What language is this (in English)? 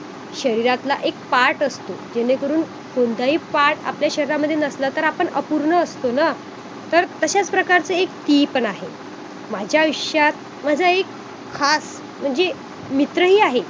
Marathi